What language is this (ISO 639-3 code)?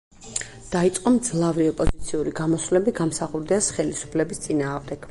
kat